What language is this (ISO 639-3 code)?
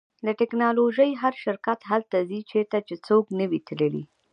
pus